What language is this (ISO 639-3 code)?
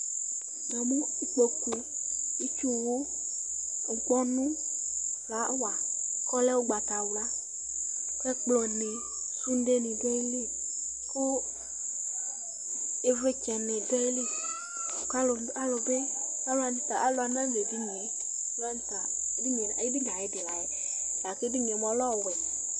kpo